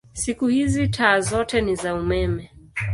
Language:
Swahili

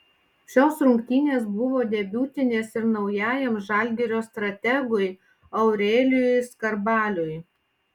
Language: Lithuanian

